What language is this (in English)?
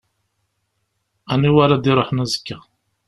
Kabyle